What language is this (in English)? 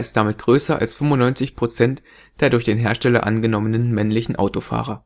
German